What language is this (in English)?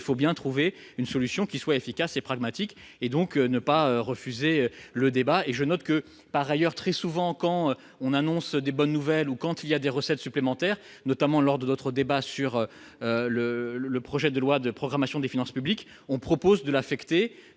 French